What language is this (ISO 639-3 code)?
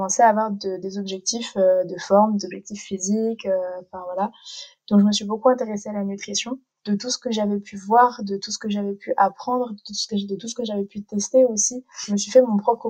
fra